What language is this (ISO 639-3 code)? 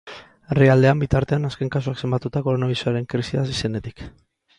eus